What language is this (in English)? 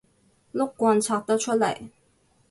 Cantonese